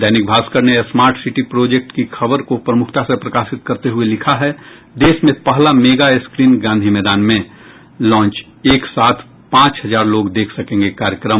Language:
Hindi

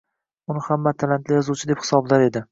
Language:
Uzbek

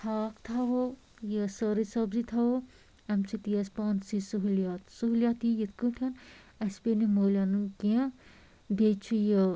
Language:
Kashmiri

